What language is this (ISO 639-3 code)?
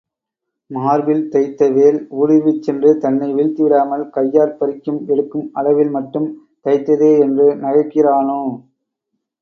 tam